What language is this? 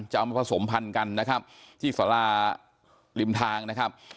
Thai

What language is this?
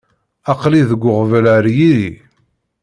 Kabyle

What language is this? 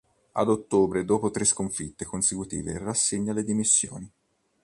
Italian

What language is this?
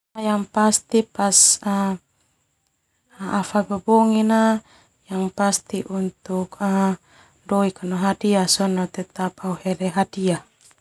Termanu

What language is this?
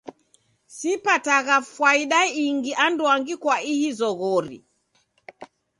Taita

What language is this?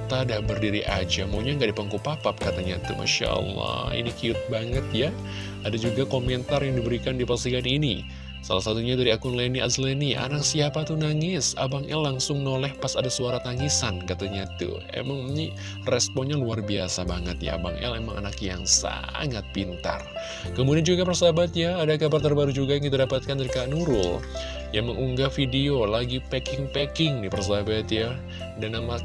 Indonesian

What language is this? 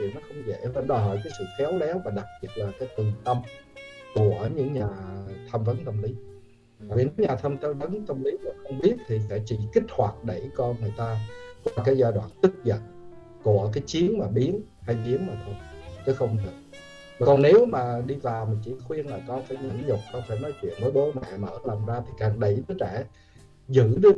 Vietnamese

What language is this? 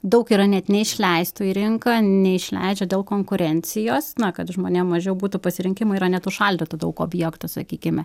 Lithuanian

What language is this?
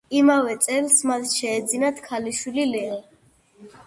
Georgian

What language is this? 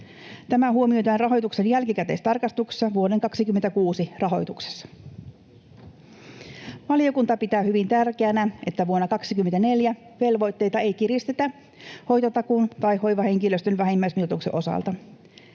Finnish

